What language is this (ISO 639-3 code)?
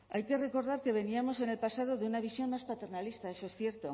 spa